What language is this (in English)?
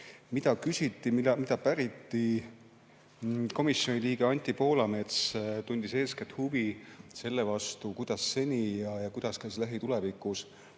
Estonian